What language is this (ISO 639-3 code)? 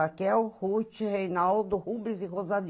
por